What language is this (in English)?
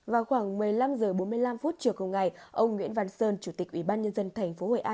Vietnamese